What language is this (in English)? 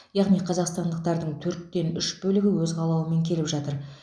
Kazakh